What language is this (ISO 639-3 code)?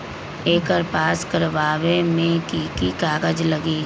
mag